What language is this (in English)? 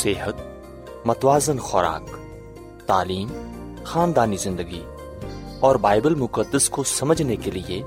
Urdu